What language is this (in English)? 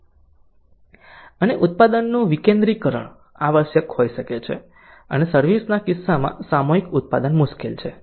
Gujarati